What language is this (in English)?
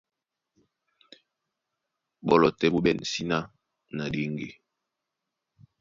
Duala